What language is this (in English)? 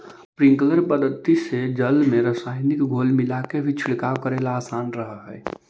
Magahi